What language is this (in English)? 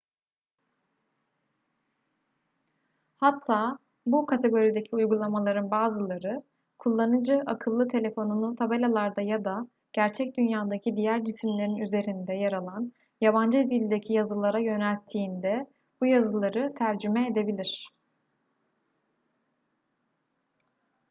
Turkish